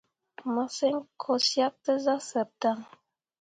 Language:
Mundang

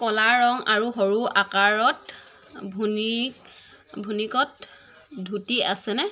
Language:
Assamese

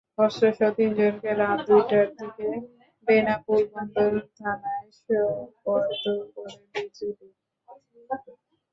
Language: Bangla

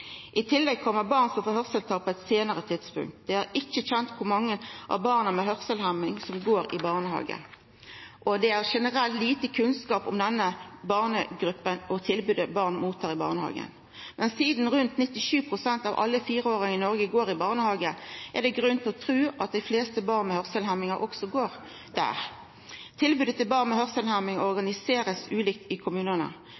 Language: Norwegian Nynorsk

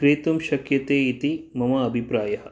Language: Sanskrit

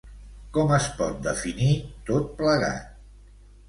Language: Catalan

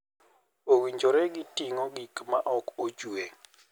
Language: Luo (Kenya and Tanzania)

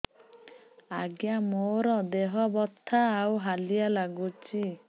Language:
Odia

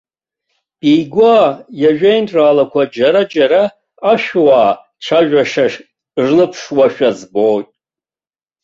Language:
Abkhazian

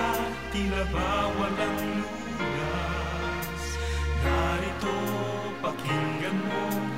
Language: Filipino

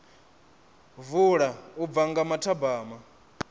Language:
Venda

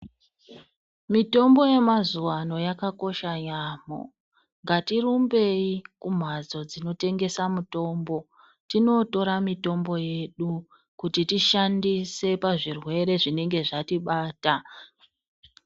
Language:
Ndau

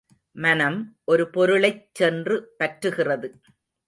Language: Tamil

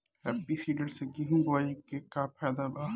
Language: Bhojpuri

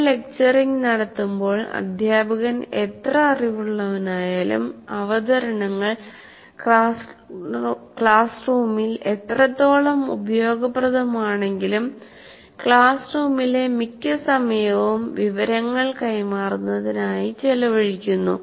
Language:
Malayalam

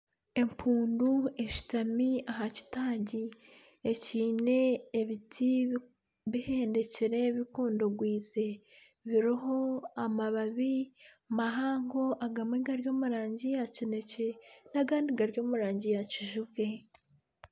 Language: Nyankole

